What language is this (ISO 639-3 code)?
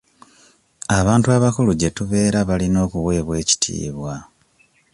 lug